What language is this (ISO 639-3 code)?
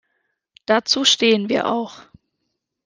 deu